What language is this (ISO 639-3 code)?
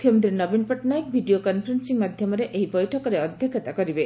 ori